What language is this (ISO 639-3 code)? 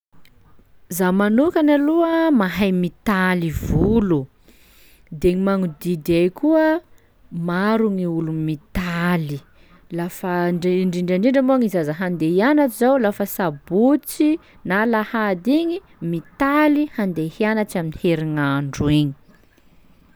skg